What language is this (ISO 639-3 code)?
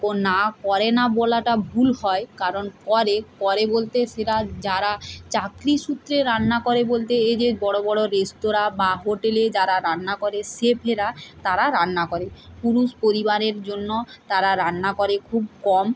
ben